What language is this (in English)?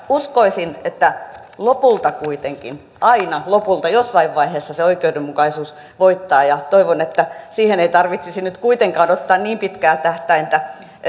Finnish